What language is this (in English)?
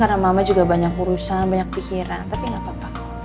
Indonesian